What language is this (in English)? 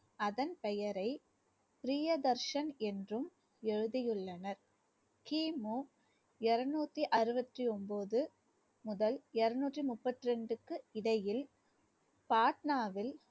Tamil